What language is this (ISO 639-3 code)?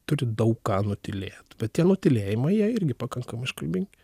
lit